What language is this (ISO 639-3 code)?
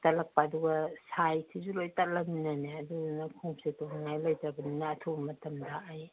mni